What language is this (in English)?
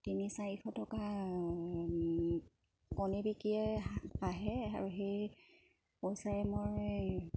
Assamese